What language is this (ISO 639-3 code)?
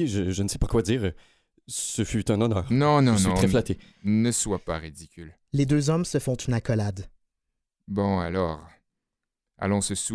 fra